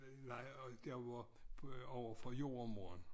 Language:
Danish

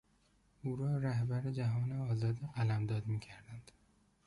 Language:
Persian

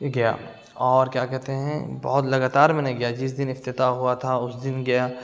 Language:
Urdu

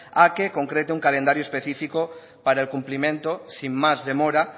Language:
Spanish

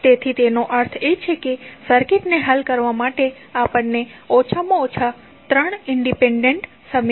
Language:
Gujarati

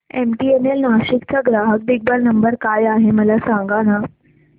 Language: Marathi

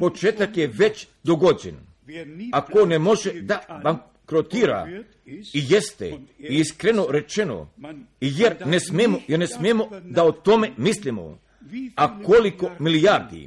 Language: Croatian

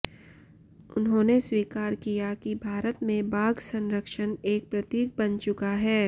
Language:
Hindi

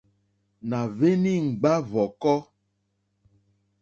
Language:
Mokpwe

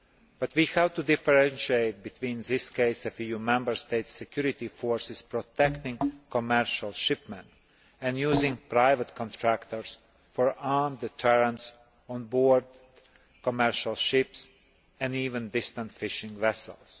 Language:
English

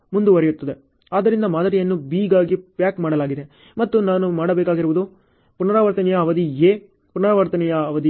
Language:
Kannada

